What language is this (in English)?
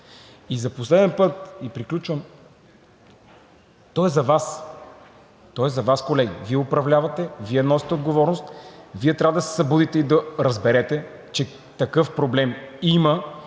Bulgarian